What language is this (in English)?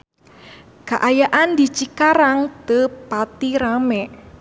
Sundanese